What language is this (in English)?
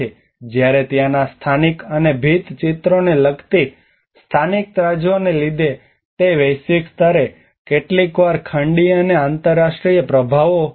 Gujarati